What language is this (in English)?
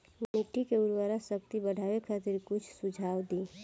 Bhojpuri